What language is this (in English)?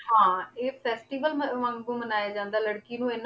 Punjabi